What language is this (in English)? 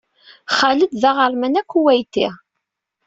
Kabyle